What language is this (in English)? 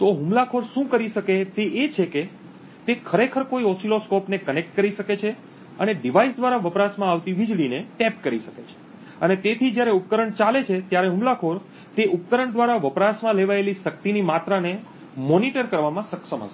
Gujarati